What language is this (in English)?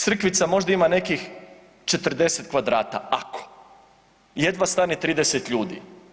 Croatian